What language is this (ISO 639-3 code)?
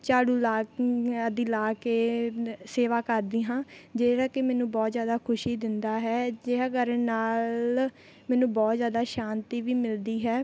pan